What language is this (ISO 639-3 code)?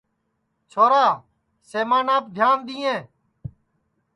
ssi